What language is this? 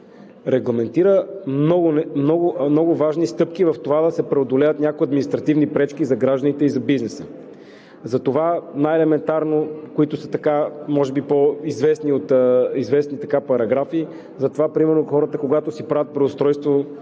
Bulgarian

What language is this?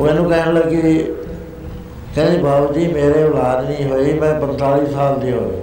Punjabi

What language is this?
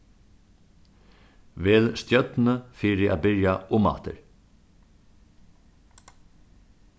Faroese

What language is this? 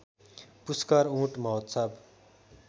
Nepali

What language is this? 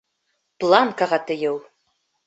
Bashkir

